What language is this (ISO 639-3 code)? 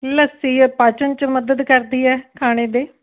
pan